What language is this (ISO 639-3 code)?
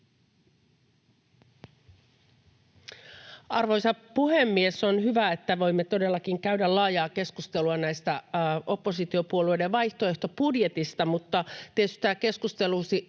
fin